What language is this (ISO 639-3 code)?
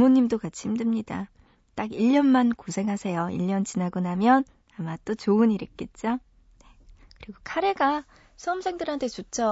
kor